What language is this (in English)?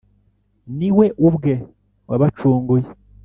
Kinyarwanda